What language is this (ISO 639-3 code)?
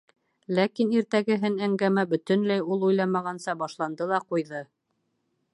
bak